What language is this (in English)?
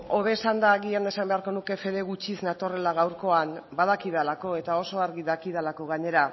Basque